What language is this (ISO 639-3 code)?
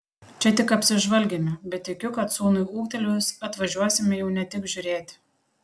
lit